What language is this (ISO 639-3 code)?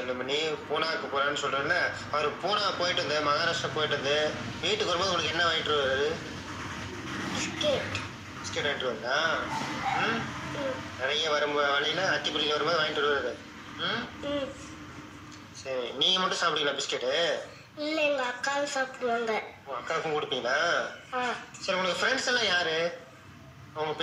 tam